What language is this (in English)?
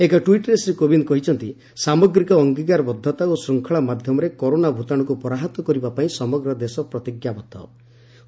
Odia